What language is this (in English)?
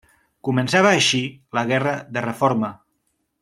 Catalan